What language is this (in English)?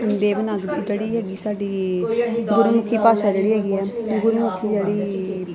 Punjabi